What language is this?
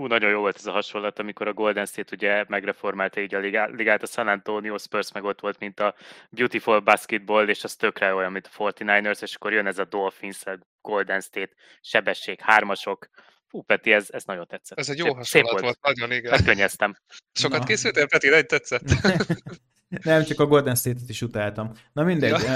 Hungarian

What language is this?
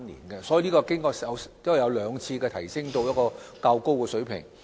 Cantonese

